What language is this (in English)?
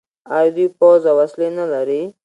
Pashto